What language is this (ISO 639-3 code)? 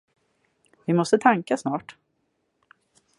swe